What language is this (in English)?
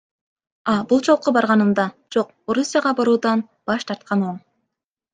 Kyrgyz